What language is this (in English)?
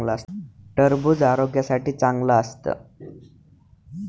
Marathi